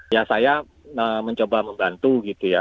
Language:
Indonesian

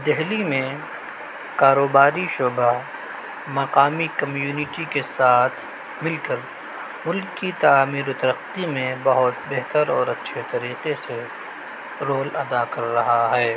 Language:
Urdu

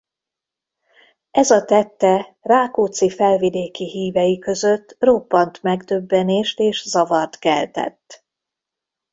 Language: Hungarian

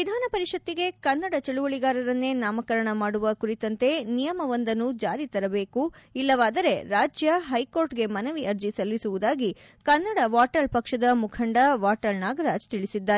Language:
Kannada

